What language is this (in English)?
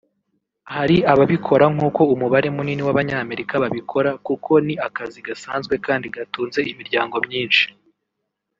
Kinyarwanda